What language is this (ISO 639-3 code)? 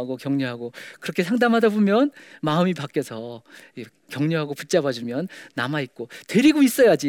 kor